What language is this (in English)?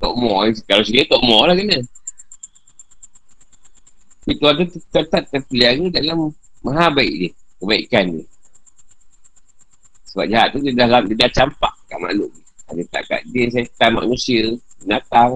Malay